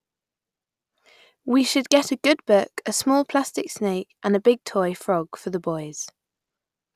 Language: English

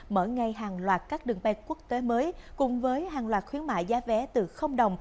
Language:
Vietnamese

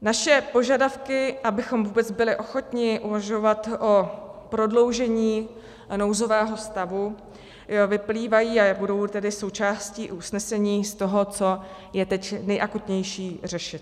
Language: Czech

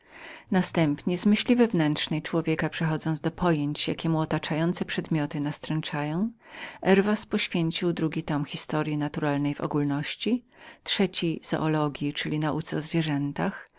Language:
Polish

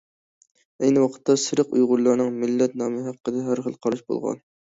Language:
Uyghur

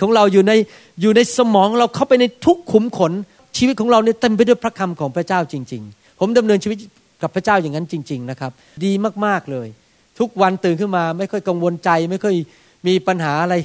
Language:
Thai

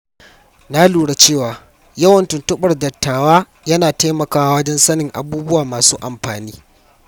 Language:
Hausa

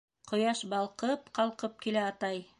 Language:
Bashkir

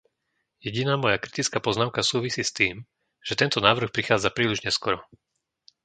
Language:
Slovak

